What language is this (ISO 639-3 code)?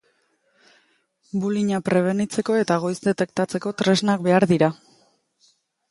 eus